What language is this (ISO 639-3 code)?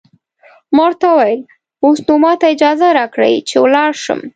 pus